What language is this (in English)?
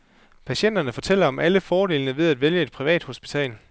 Danish